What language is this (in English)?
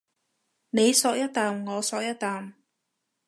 Cantonese